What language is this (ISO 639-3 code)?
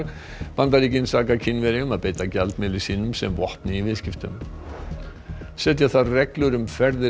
isl